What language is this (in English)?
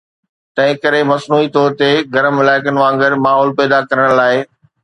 Sindhi